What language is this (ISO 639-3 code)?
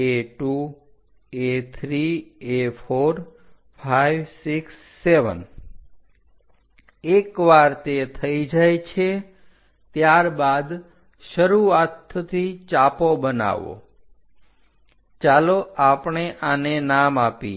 guj